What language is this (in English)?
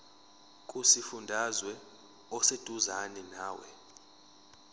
Zulu